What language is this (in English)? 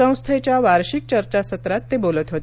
Marathi